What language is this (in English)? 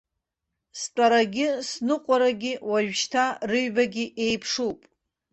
Abkhazian